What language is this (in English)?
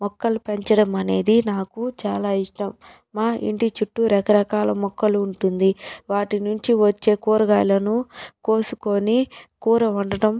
Telugu